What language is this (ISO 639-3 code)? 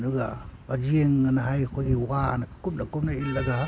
mni